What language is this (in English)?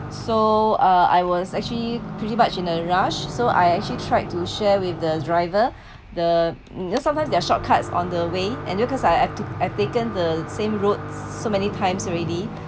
English